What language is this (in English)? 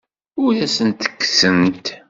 Kabyle